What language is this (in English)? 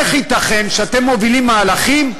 Hebrew